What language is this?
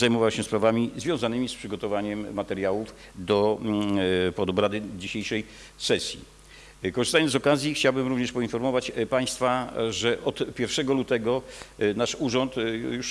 Polish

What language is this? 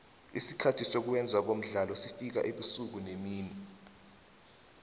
South Ndebele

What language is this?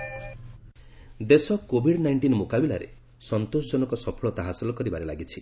Odia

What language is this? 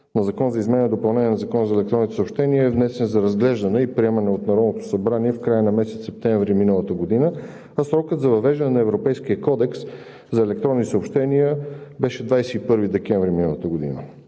Bulgarian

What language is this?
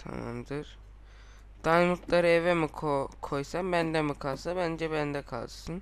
Turkish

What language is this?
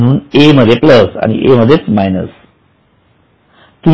Marathi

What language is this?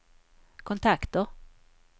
Swedish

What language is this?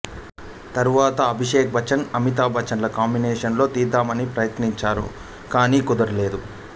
Telugu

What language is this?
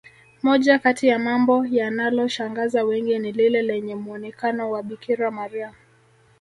Swahili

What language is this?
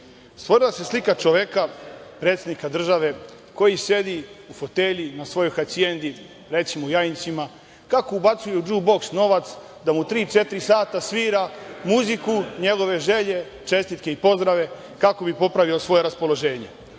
Serbian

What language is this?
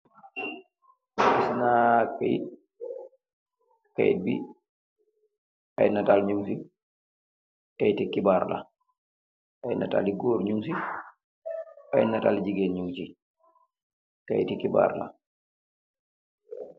Wolof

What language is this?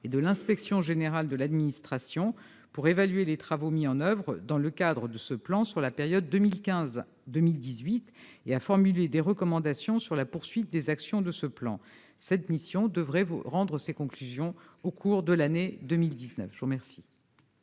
French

